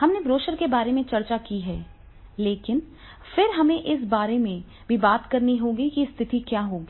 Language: Hindi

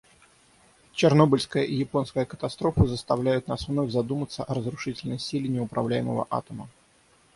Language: Russian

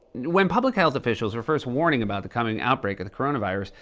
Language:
English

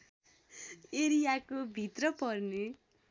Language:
Nepali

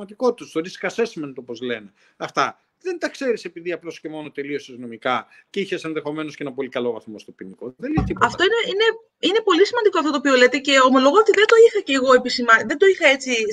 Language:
Greek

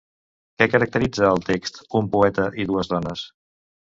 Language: Catalan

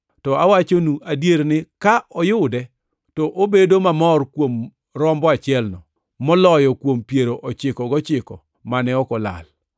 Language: Luo (Kenya and Tanzania)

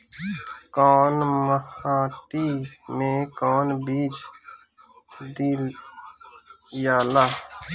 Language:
Bhojpuri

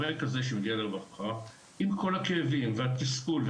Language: Hebrew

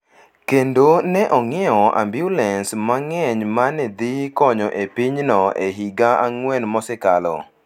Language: Luo (Kenya and Tanzania)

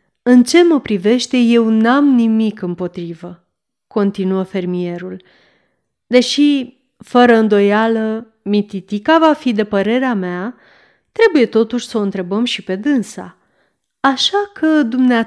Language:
Romanian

